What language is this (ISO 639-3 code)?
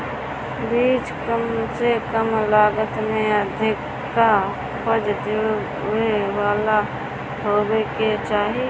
bho